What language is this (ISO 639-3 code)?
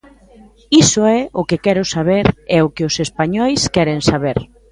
glg